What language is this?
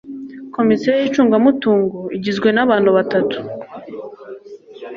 Kinyarwanda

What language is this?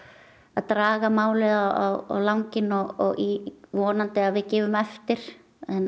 Icelandic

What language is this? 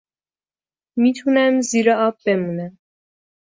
Persian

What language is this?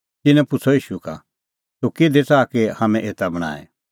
Kullu Pahari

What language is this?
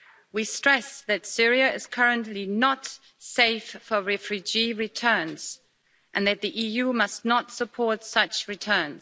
English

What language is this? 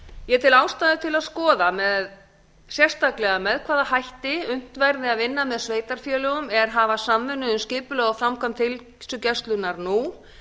Icelandic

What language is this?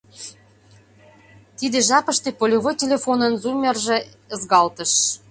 Mari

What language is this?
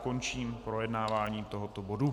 Czech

